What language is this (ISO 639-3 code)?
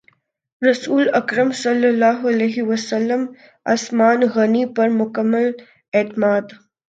urd